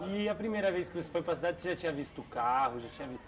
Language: Portuguese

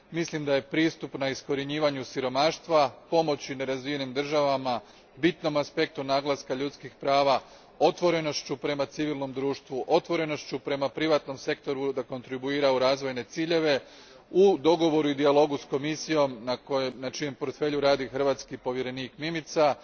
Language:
Croatian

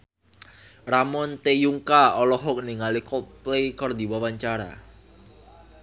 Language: Sundanese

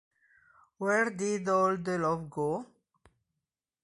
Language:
Italian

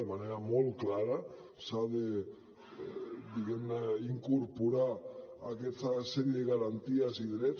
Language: Catalan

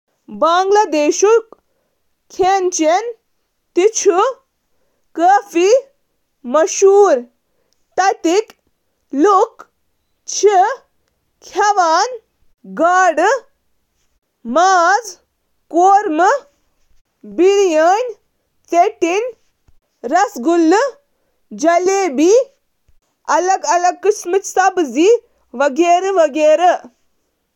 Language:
Kashmiri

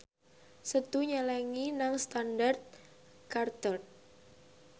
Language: Javanese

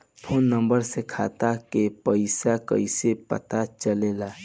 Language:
Bhojpuri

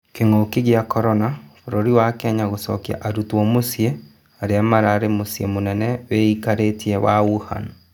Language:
Kikuyu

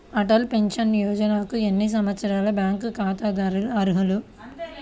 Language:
Telugu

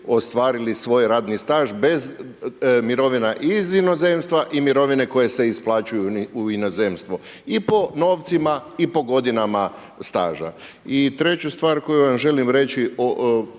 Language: Croatian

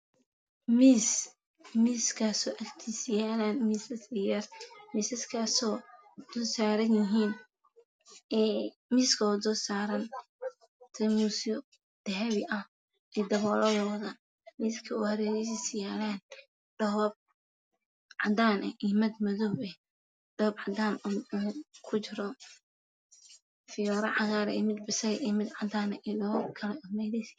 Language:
Somali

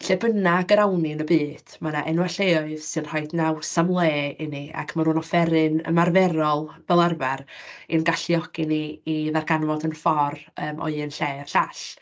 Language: Welsh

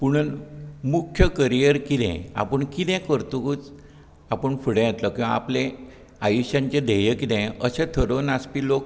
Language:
Konkani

